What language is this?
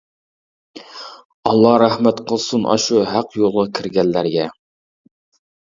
Uyghur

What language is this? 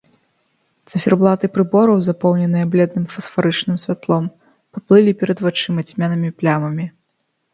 Belarusian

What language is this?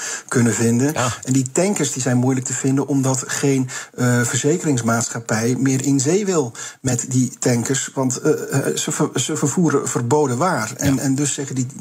Dutch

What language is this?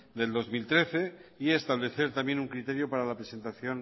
Spanish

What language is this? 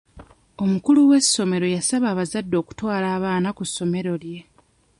Ganda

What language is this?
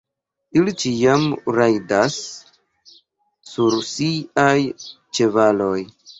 Esperanto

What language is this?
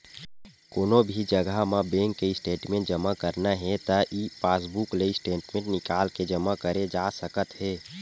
Chhattisgarhi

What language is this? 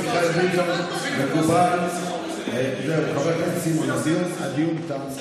Hebrew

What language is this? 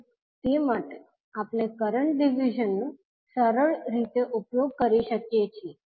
Gujarati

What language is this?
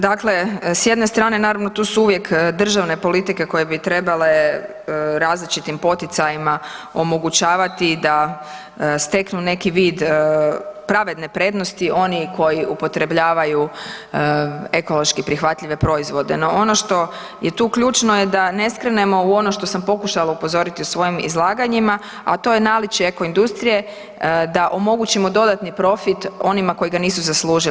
Croatian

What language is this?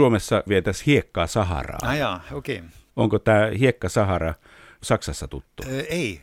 Finnish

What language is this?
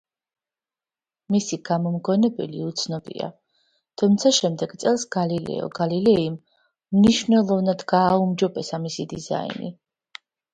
Georgian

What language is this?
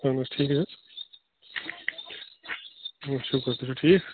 Kashmiri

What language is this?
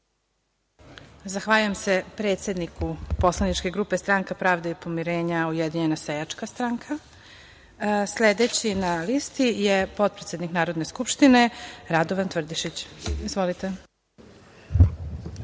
Serbian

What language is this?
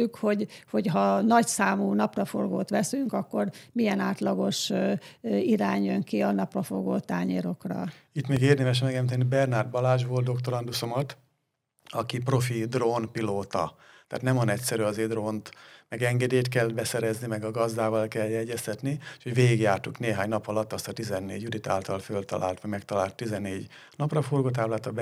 Hungarian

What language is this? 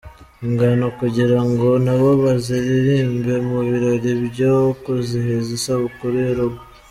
Kinyarwanda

